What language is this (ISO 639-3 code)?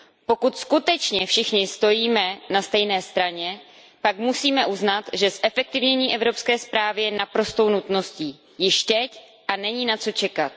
ces